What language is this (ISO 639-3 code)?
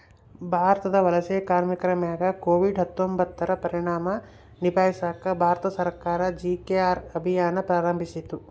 kan